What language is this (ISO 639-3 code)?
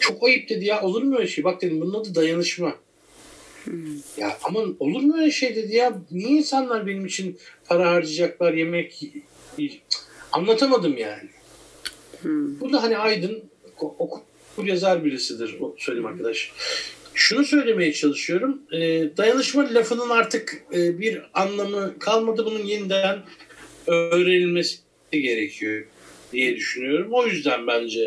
tur